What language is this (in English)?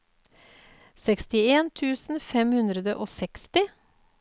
Norwegian